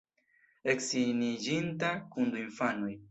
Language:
Esperanto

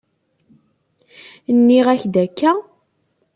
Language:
Kabyle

